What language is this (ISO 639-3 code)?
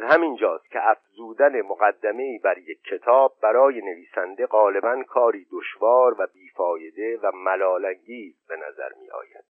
fas